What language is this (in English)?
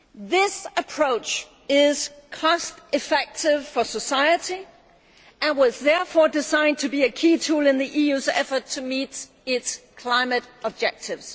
English